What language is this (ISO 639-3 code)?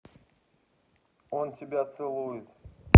rus